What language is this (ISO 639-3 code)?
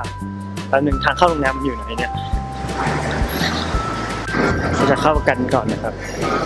tha